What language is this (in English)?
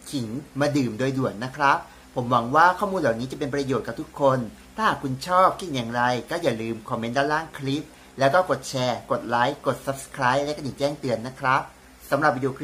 Thai